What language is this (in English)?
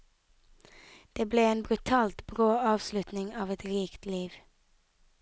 Norwegian